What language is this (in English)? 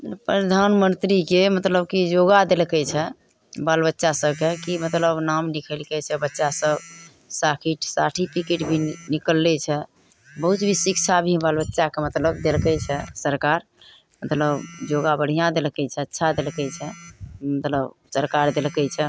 Maithili